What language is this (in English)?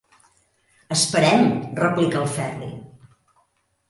Catalan